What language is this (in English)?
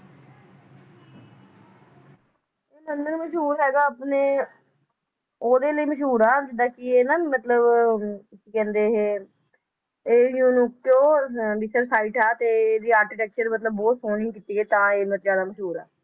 Punjabi